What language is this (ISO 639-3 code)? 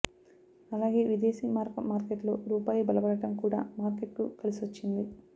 tel